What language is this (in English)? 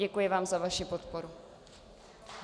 Czech